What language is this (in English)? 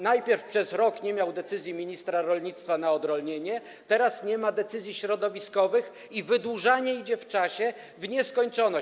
Polish